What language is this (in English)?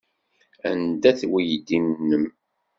Kabyle